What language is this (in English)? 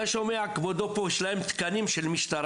Hebrew